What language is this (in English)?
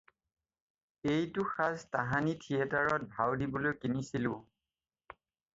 Assamese